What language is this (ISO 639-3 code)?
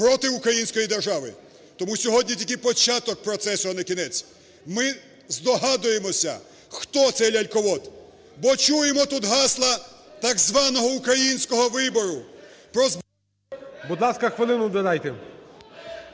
ukr